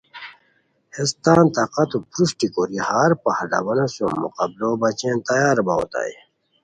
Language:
Khowar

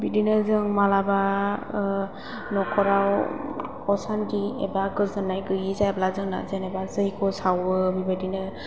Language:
Bodo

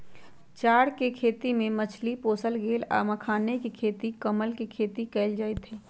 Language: Magahi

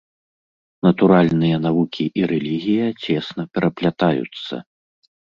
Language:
Belarusian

